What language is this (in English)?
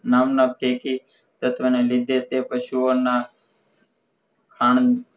Gujarati